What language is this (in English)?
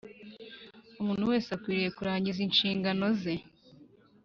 Kinyarwanda